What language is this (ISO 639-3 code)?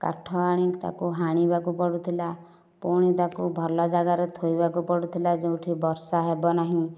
ori